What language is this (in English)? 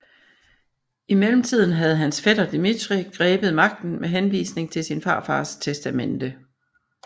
Danish